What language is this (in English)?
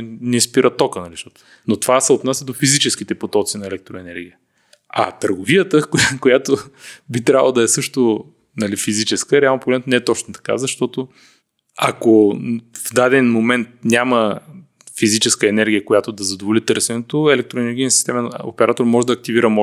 Bulgarian